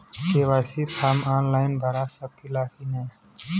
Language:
Bhojpuri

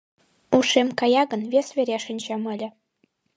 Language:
Mari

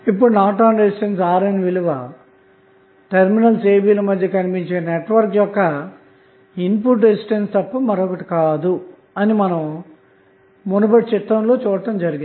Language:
Telugu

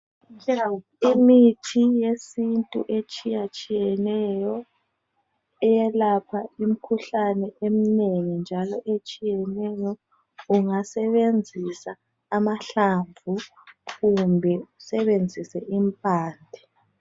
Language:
North Ndebele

